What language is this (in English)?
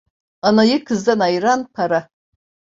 Turkish